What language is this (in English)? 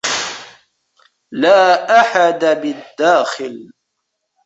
Arabic